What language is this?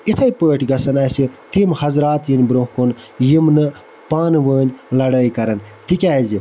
Kashmiri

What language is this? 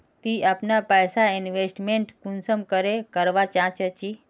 Magahi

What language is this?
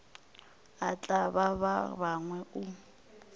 Northern Sotho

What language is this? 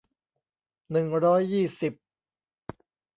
Thai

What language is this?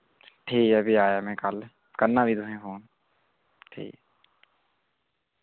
Dogri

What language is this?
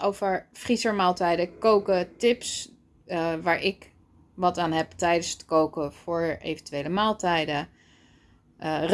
Dutch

